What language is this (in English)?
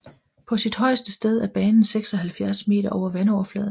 Danish